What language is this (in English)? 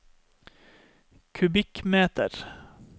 Norwegian